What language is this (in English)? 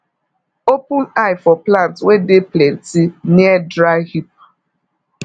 Nigerian Pidgin